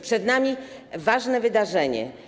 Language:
Polish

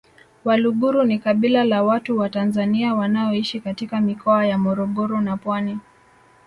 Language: Swahili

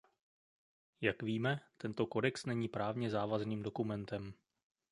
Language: Czech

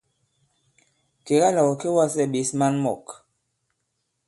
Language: Bankon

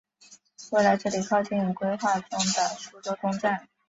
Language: Chinese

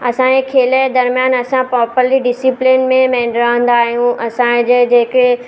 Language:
Sindhi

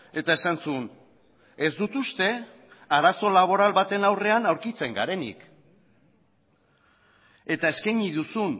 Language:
Basque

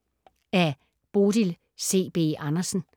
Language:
Danish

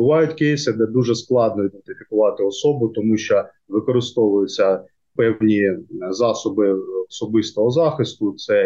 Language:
Ukrainian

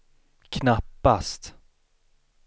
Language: Swedish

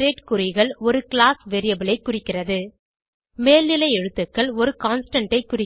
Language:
Tamil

